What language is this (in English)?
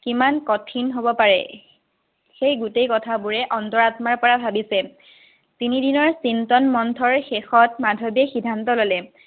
Assamese